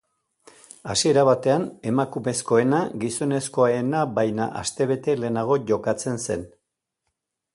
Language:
Basque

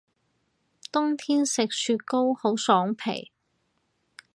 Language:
Cantonese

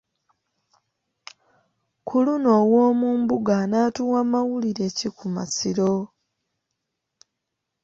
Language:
Ganda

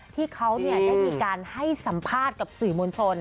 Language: Thai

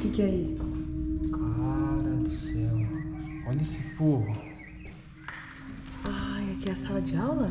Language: Portuguese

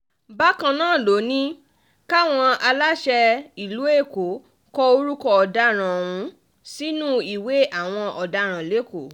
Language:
Yoruba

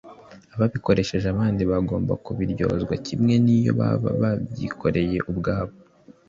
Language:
Kinyarwanda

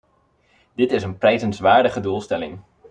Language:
Dutch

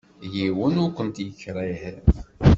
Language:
Kabyle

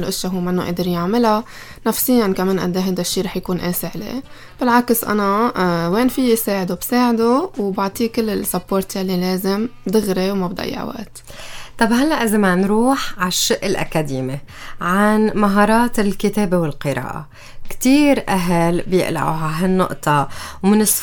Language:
Arabic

